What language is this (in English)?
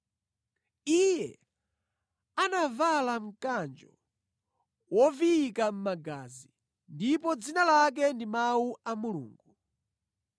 Nyanja